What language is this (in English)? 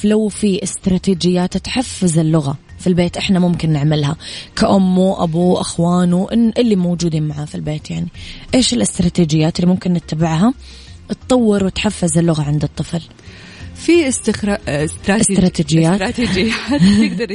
Arabic